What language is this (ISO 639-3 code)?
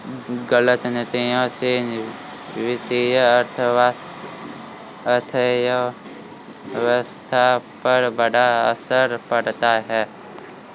hin